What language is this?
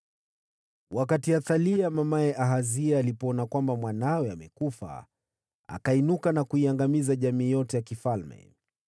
Swahili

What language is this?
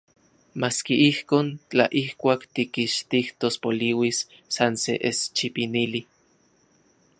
Central Puebla Nahuatl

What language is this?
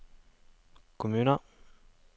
Norwegian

